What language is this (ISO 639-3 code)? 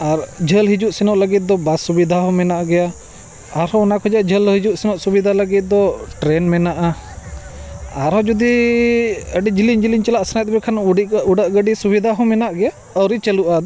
sat